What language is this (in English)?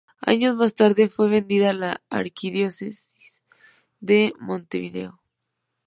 Spanish